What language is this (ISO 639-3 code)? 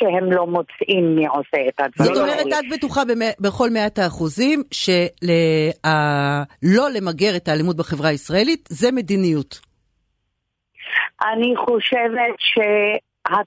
heb